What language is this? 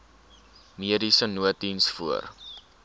Afrikaans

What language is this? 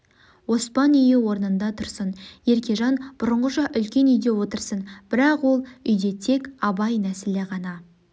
Kazakh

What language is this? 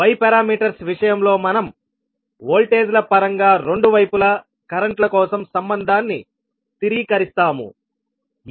Telugu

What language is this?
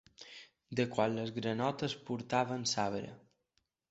Catalan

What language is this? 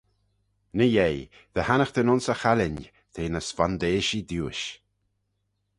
Manx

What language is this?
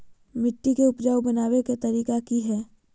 Magahi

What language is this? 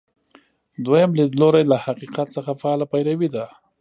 Pashto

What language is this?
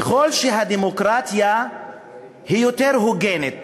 Hebrew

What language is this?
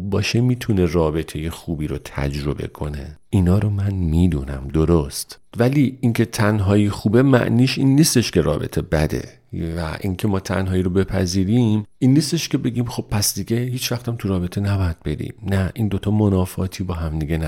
Persian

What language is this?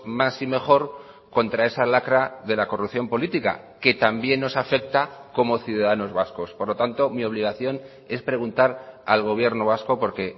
Spanish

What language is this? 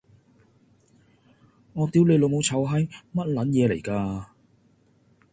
Cantonese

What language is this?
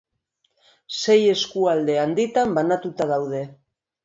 Basque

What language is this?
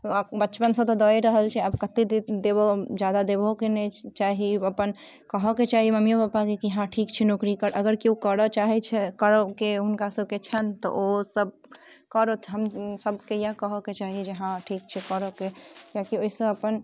Maithili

